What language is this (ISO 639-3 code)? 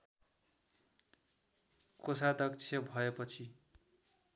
nep